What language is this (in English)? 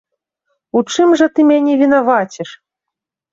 Belarusian